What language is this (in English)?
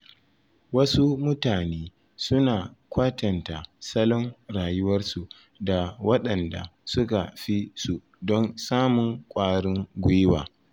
Hausa